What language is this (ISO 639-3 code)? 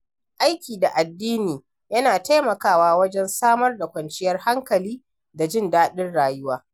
hau